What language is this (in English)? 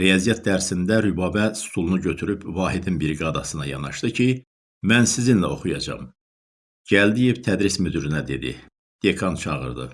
Turkish